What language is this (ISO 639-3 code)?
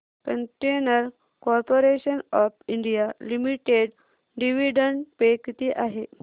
mar